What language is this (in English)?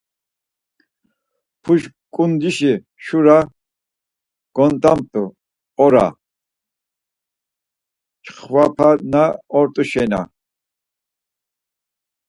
Laz